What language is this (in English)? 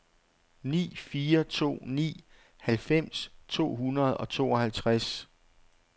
Danish